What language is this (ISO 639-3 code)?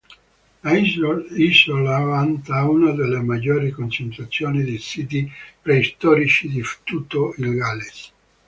ita